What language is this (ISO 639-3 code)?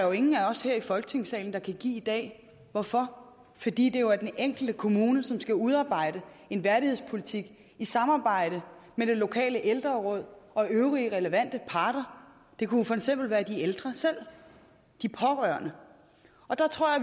dan